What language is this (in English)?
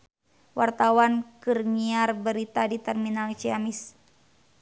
Sundanese